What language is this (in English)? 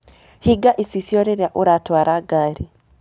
Kikuyu